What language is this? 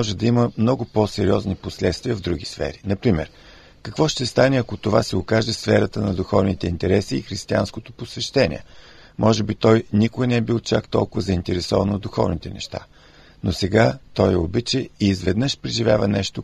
Bulgarian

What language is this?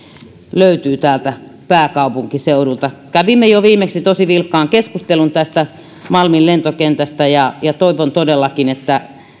Finnish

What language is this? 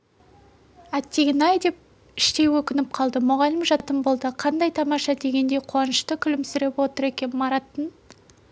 Kazakh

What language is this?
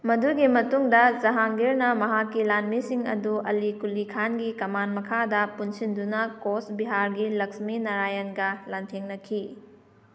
Manipuri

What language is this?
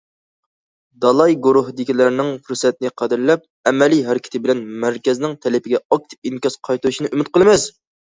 Uyghur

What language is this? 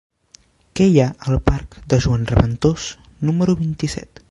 Catalan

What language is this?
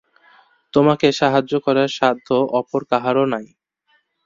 Bangla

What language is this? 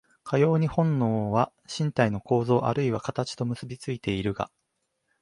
Japanese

